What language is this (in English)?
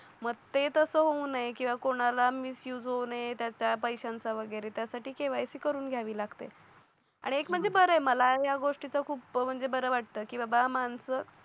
Marathi